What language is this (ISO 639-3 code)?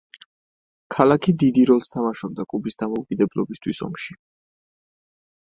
kat